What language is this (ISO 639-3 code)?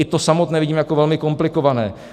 ces